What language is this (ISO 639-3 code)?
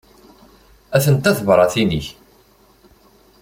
kab